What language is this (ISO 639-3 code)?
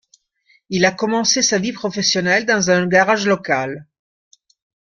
fra